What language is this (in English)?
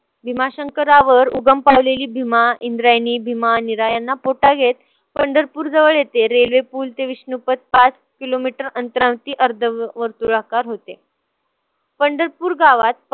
Marathi